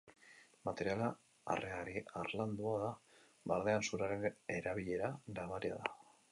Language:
Basque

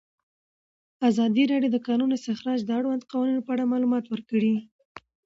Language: Pashto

